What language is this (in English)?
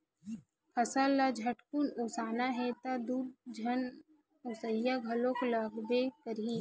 Chhattisgarhi